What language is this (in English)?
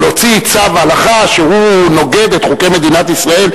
Hebrew